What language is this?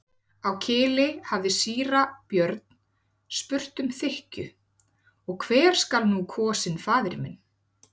Icelandic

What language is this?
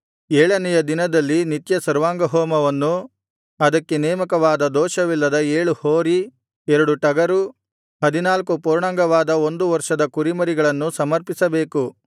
Kannada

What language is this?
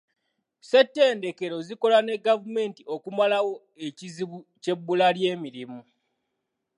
Ganda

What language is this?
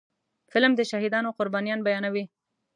Pashto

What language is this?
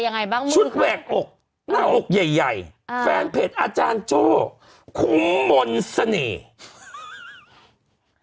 Thai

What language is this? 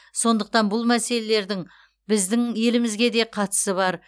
Kazakh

